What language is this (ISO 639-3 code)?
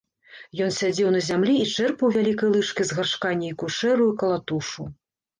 bel